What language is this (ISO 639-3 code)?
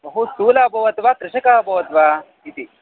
san